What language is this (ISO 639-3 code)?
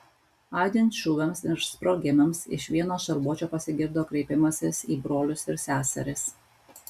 lit